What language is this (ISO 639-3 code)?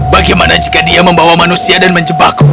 ind